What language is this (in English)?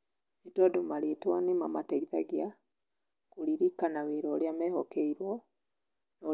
Kikuyu